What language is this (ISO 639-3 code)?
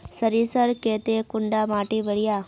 mag